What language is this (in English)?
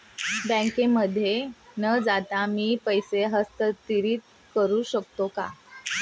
Marathi